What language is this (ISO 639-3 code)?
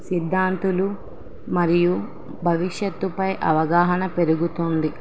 tel